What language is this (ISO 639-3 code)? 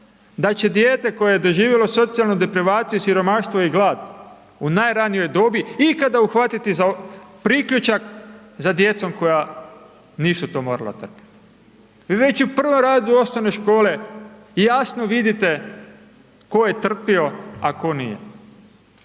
hrv